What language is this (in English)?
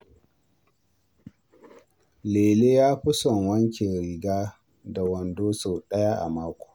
Hausa